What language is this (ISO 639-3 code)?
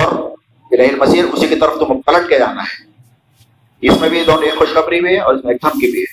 urd